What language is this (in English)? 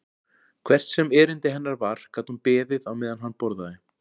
Icelandic